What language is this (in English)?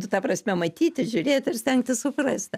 Lithuanian